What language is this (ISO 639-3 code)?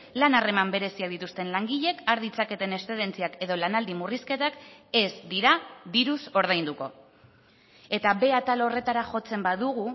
eus